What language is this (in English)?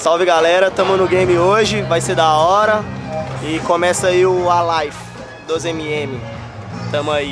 Portuguese